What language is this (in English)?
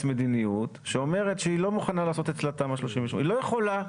Hebrew